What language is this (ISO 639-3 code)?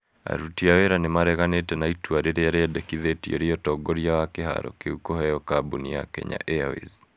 kik